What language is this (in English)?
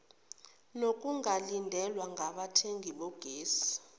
Zulu